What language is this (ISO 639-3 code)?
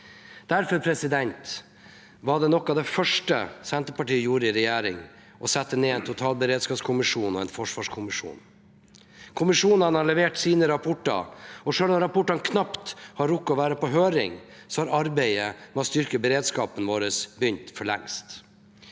nor